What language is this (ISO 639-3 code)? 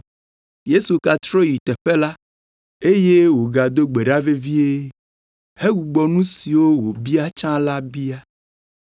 ewe